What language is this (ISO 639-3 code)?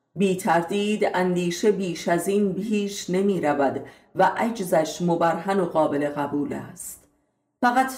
fas